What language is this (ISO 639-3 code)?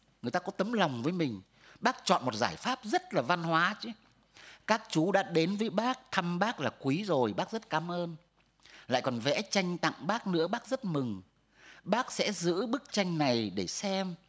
vie